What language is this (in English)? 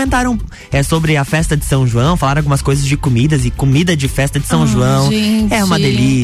Portuguese